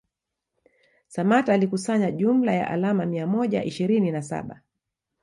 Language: Swahili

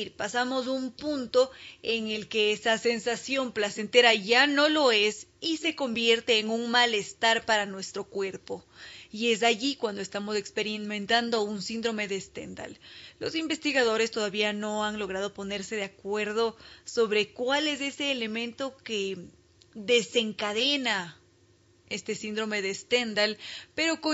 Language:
Spanish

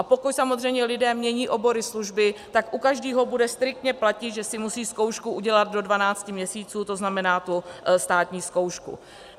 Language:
Czech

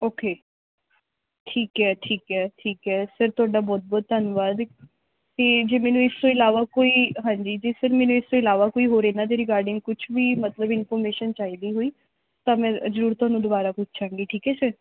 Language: Punjabi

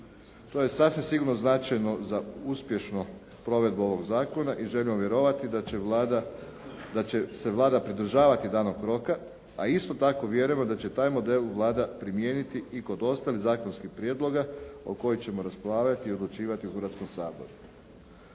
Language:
Croatian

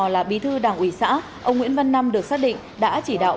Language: Vietnamese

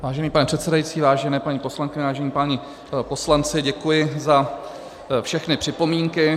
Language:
Czech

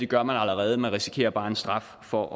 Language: Danish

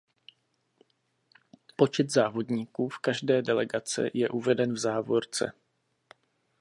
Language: Czech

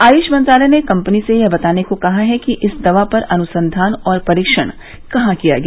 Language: Hindi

